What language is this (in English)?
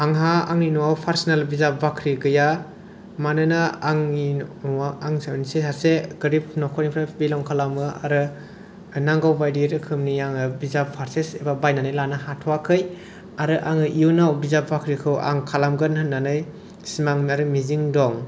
Bodo